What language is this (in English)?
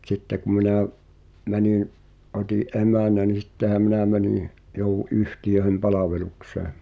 Finnish